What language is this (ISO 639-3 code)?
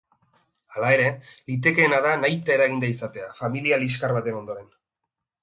eus